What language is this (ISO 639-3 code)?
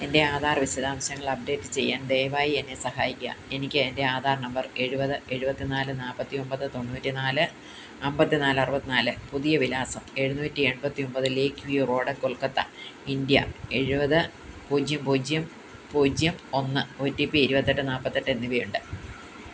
mal